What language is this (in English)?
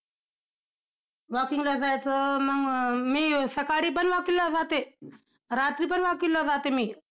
Marathi